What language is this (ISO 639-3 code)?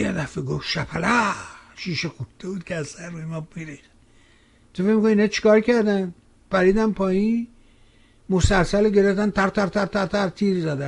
fas